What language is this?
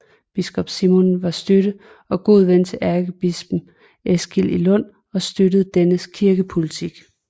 Danish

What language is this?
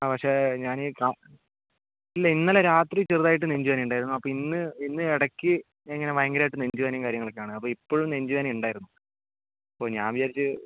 Malayalam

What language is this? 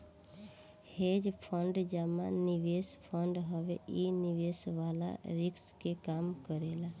Bhojpuri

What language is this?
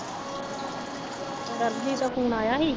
Punjabi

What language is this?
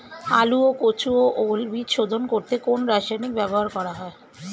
Bangla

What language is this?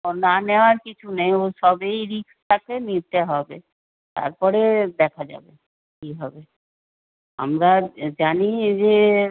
Bangla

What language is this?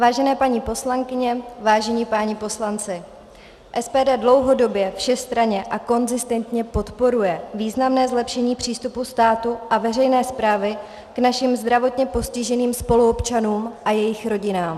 Czech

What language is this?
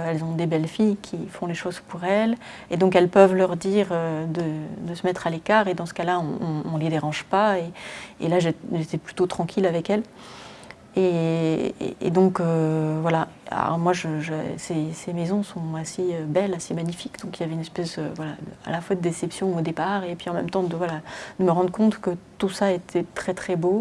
French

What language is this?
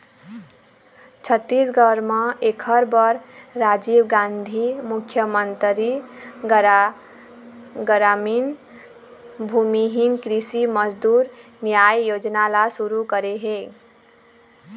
Chhattisgarhi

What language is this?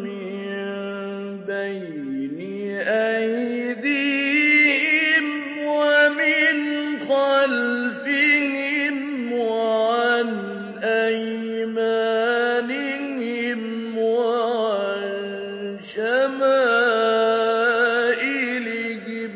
Arabic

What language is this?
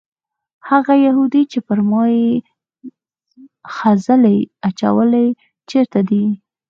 Pashto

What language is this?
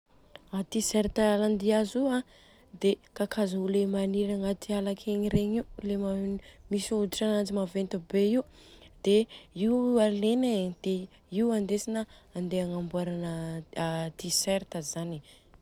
Southern Betsimisaraka Malagasy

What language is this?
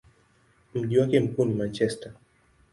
Swahili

